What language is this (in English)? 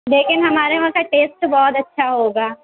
Urdu